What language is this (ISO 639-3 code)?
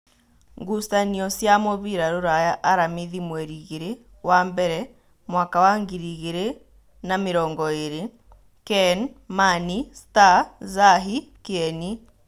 kik